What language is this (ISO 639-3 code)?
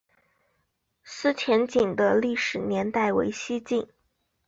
zho